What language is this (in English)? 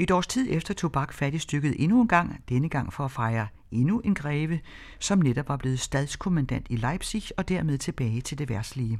Danish